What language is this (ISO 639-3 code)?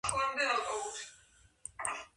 kat